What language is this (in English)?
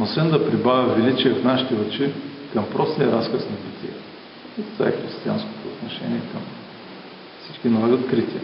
Bulgarian